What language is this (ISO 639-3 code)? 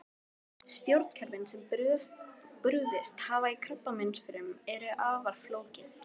isl